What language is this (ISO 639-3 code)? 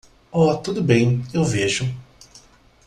por